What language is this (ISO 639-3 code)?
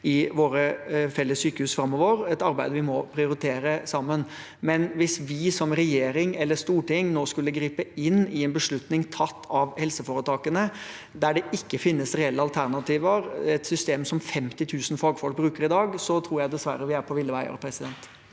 nor